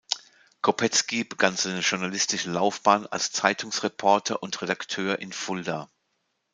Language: German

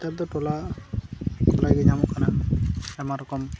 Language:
Santali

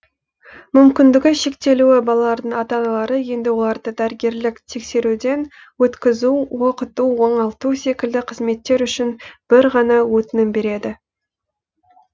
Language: Kazakh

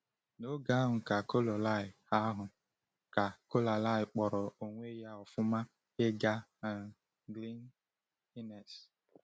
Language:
Igbo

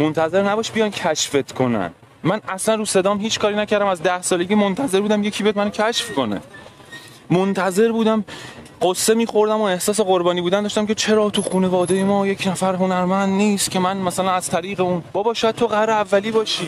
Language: Persian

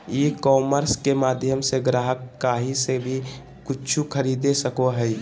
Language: Magahi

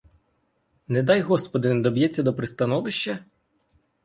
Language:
Ukrainian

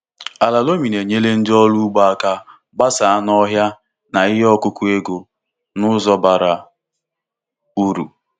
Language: Igbo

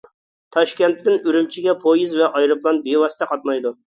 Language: Uyghur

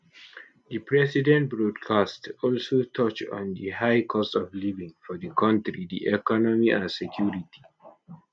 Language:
Nigerian Pidgin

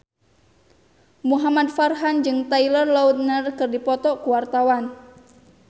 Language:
Sundanese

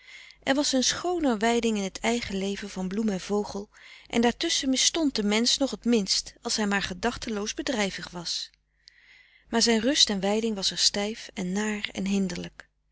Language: Dutch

